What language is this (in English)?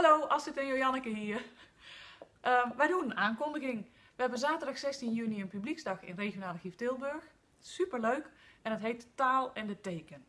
Dutch